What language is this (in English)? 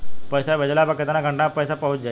Bhojpuri